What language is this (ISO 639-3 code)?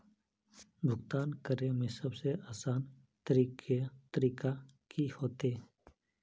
mag